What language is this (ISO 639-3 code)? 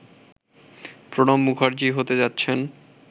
ben